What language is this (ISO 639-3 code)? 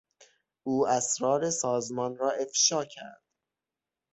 fas